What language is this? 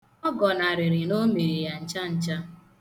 Igbo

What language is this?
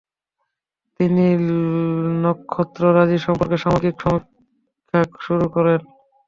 Bangla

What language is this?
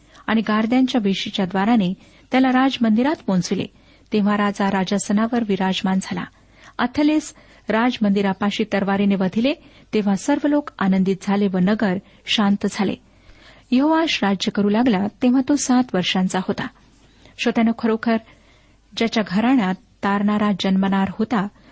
Marathi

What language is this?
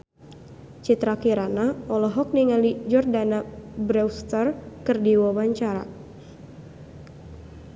Sundanese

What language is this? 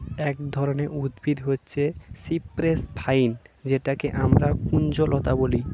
Bangla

